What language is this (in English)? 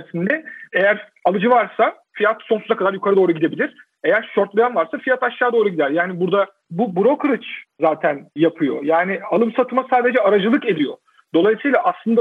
Turkish